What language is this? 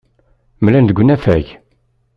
Kabyle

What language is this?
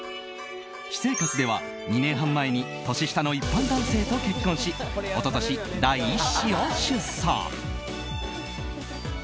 Japanese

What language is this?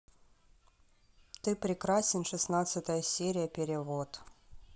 Russian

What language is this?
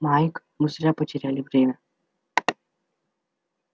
Russian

